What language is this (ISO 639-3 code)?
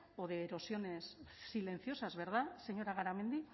spa